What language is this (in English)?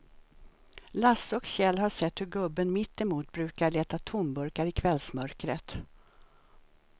Swedish